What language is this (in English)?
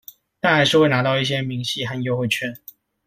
Chinese